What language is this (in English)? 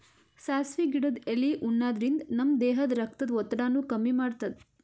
Kannada